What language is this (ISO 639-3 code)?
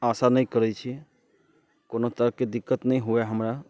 mai